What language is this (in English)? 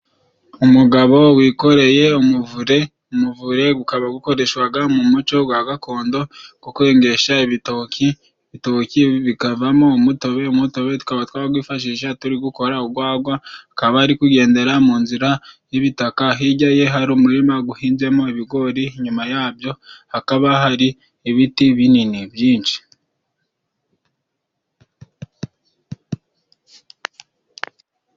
Kinyarwanda